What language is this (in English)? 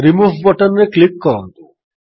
Odia